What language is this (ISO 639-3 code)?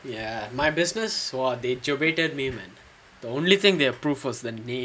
eng